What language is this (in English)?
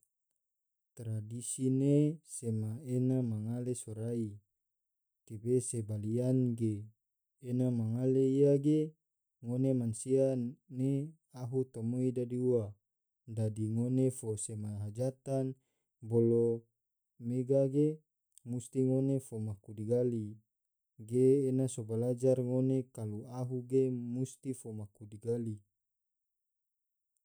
Tidore